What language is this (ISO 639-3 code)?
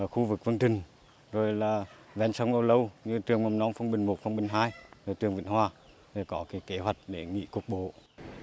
vie